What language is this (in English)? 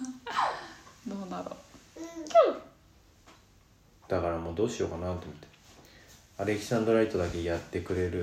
Japanese